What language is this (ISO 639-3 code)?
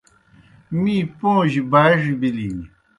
plk